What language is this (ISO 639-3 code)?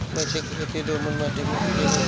bho